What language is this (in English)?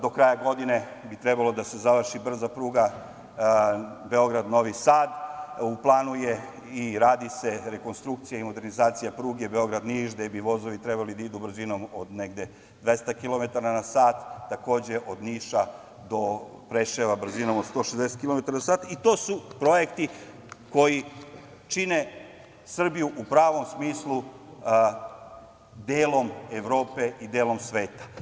Serbian